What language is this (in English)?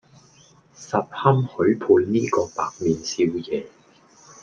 Cantonese